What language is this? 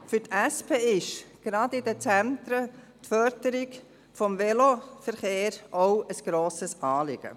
Swiss German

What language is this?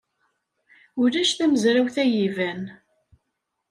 Kabyle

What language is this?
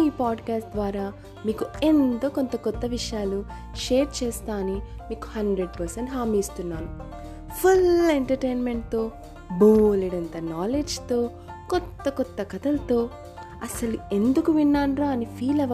Telugu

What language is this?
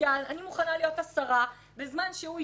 Hebrew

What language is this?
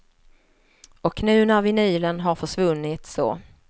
Swedish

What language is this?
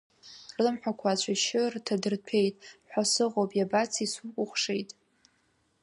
Abkhazian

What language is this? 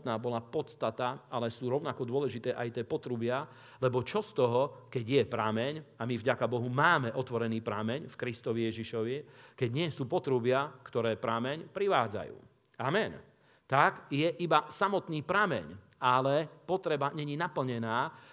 Slovak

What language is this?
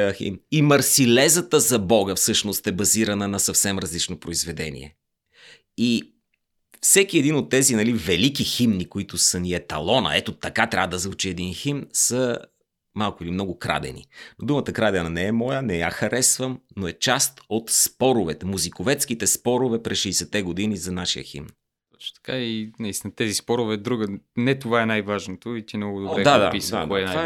Bulgarian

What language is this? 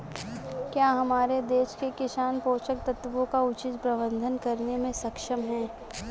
Hindi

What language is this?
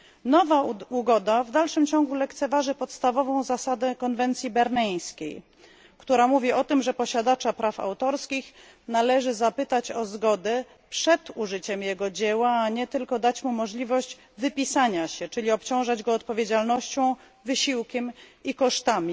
Polish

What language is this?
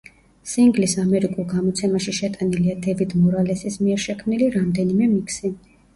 Georgian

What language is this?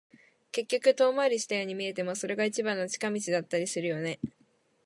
Japanese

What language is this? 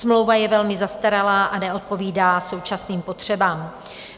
Czech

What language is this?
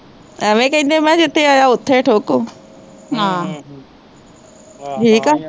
Punjabi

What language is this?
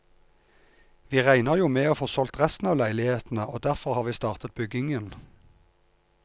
Norwegian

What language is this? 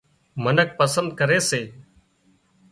Wadiyara Koli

